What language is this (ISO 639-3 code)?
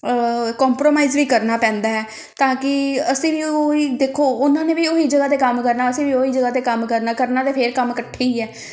pan